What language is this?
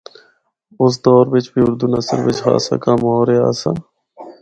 Northern Hindko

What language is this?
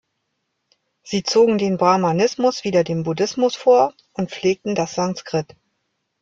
German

